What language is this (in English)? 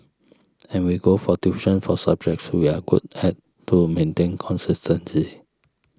English